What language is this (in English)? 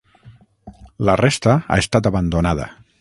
Catalan